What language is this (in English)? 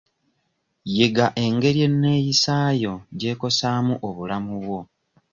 Ganda